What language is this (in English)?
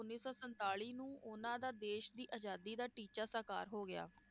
Punjabi